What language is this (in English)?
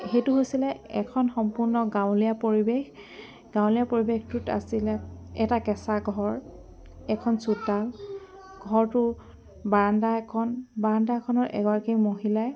Assamese